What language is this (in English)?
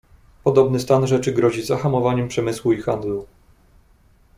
Polish